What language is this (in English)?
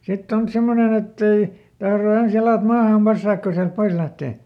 Finnish